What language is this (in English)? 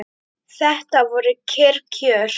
Icelandic